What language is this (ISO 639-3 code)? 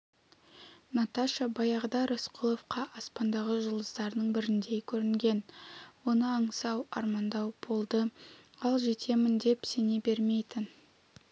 kaz